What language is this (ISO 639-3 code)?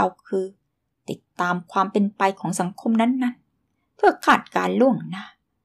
tha